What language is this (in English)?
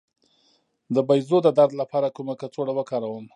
Pashto